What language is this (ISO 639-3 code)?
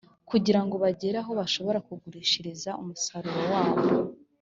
kin